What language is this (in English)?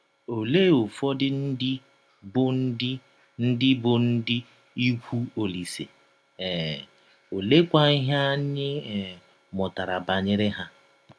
Igbo